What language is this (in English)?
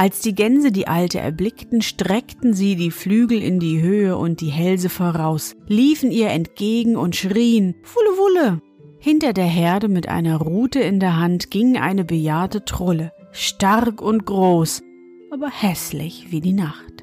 German